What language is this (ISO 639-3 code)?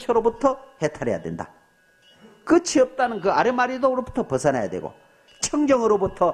kor